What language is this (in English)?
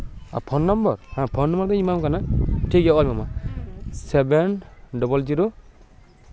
Santali